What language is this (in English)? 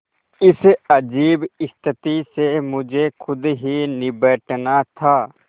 Hindi